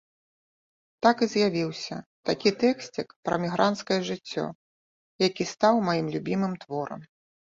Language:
Belarusian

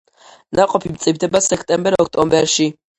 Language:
Georgian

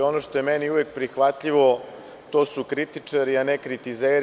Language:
Serbian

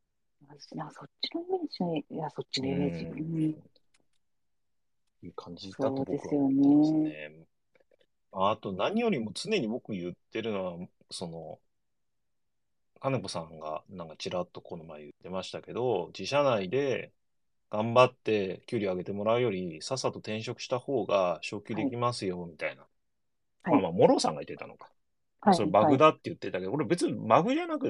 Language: Japanese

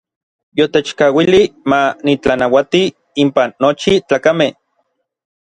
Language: Orizaba Nahuatl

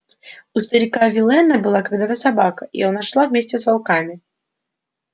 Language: Russian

